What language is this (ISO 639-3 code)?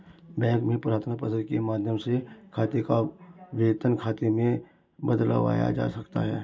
hin